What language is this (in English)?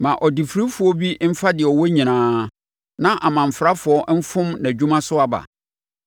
Akan